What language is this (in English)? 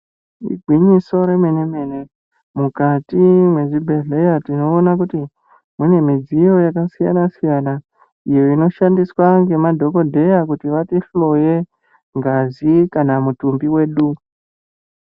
Ndau